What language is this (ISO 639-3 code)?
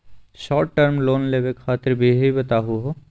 mag